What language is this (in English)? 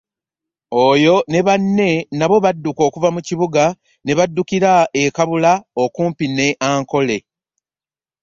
Ganda